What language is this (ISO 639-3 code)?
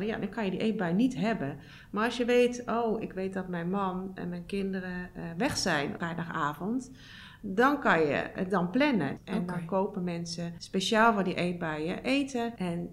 nld